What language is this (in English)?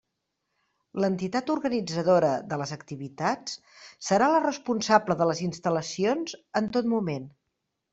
Catalan